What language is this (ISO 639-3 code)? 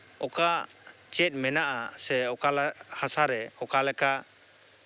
sat